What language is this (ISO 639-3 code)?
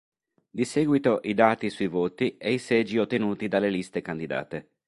ita